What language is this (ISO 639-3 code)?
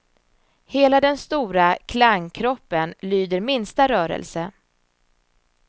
swe